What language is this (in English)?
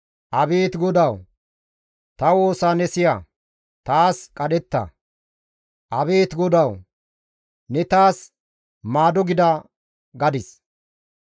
Gamo